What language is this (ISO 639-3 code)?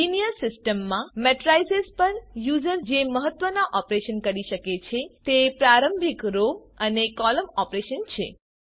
guj